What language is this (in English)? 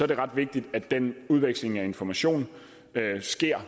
Danish